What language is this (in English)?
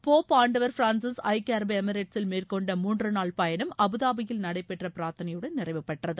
Tamil